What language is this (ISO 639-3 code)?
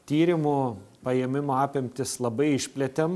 lit